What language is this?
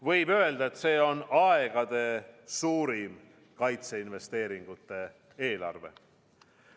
Estonian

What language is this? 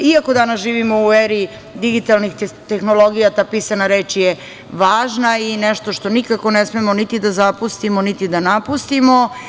Serbian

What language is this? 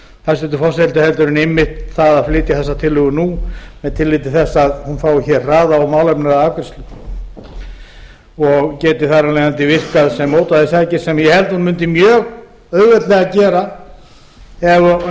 Icelandic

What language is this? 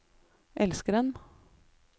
Norwegian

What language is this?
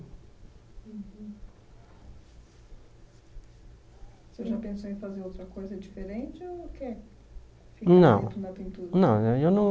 Portuguese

